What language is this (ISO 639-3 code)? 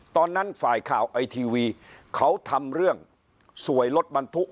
tha